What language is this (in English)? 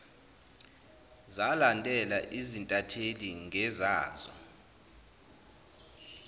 Zulu